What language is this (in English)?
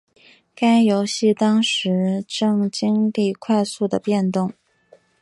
Chinese